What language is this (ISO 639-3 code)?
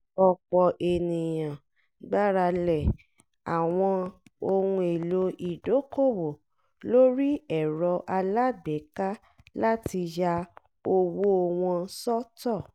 yor